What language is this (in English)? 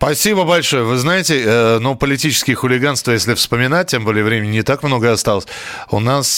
Russian